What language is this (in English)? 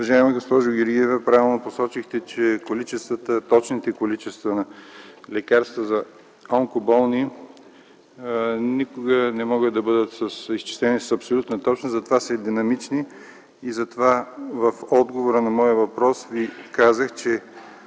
Bulgarian